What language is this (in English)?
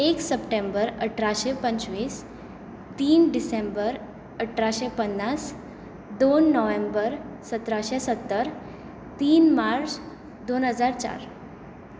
Konkani